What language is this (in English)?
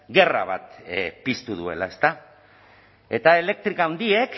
Basque